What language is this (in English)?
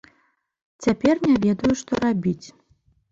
Belarusian